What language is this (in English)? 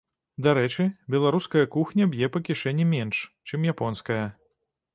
Belarusian